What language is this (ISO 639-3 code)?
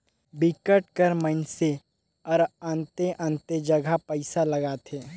hne